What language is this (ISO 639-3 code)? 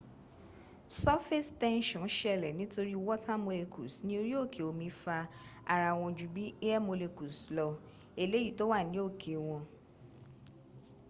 yor